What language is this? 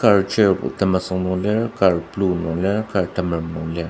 Ao Naga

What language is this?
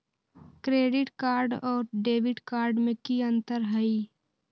Magahi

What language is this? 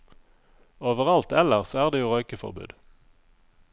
Norwegian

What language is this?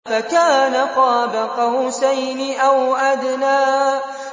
Arabic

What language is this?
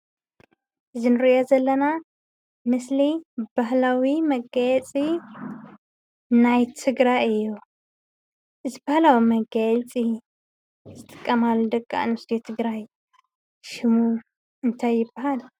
Tigrinya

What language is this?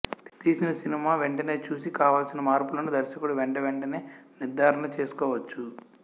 Telugu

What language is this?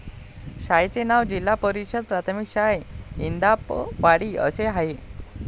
Marathi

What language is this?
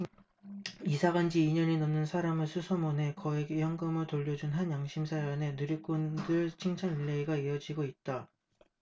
Korean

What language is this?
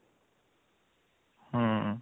Odia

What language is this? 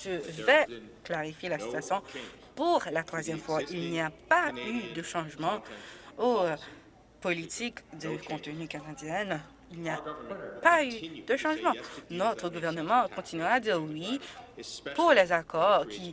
French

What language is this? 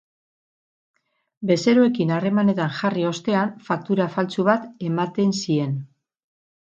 Basque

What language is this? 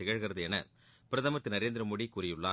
Tamil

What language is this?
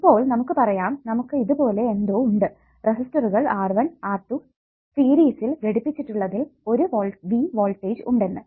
Malayalam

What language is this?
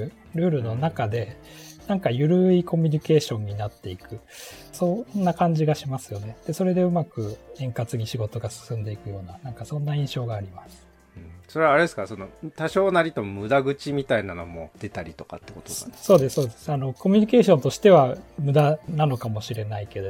Japanese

